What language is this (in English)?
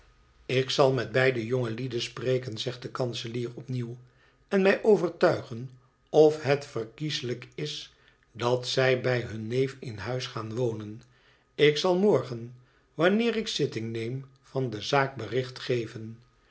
Dutch